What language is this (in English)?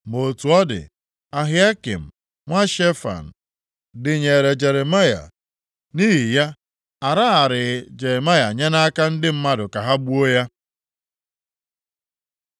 Igbo